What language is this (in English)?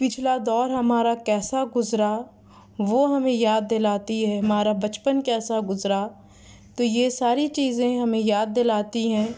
Urdu